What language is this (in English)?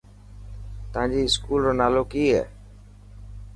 Dhatki